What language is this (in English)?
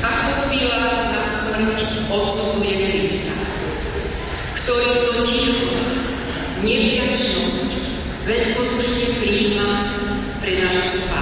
Slovak